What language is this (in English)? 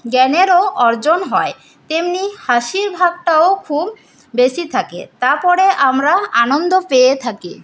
Bangla